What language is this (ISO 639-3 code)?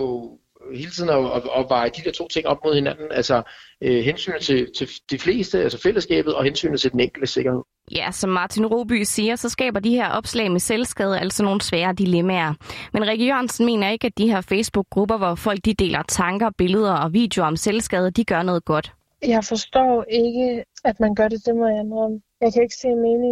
dan